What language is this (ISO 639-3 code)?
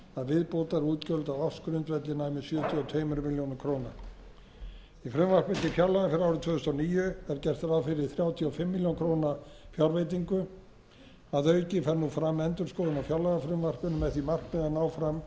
isl